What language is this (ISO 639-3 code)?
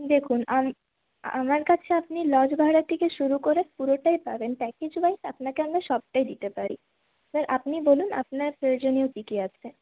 ben